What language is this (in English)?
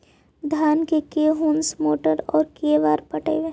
Magahi